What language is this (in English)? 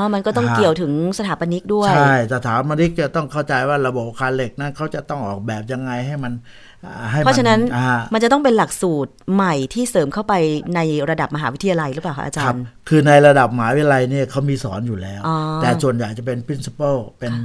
Thai